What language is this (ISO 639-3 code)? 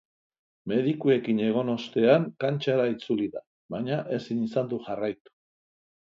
eus